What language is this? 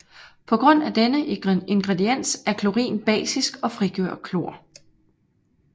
Danish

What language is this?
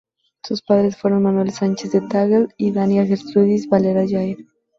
Spanish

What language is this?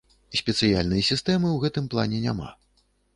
Belarusian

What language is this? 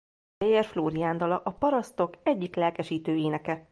Hungarian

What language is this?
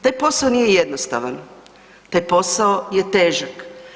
Croatian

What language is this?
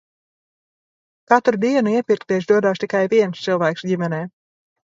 Latvian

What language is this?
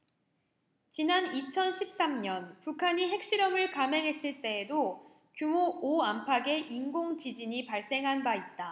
Korean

